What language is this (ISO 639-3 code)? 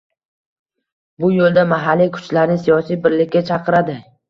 uzb